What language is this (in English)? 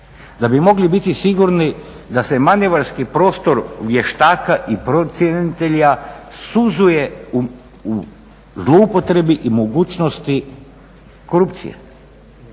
Croatian